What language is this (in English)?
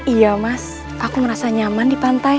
Indonesian